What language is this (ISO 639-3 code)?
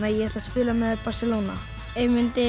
isl